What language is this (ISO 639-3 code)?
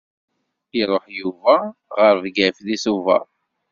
kab